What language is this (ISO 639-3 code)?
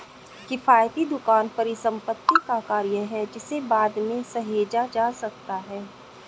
hin